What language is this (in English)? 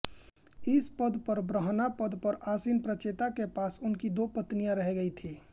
Hindi